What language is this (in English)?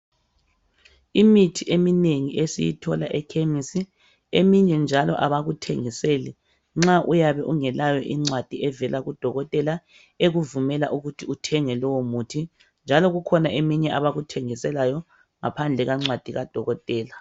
North Ndebele